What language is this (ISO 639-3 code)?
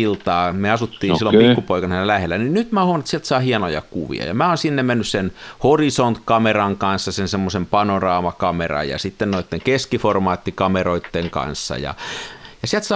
fin